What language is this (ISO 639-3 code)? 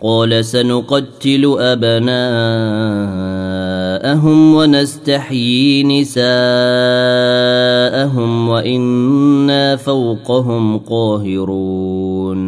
ara